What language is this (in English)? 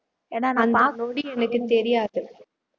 Tamil